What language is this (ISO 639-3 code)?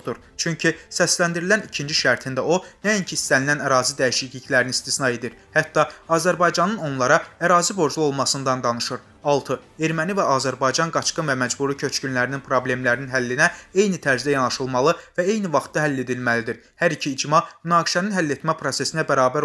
tur